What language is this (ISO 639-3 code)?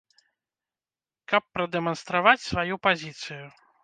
bel